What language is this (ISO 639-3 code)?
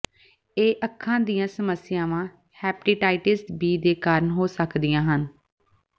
pan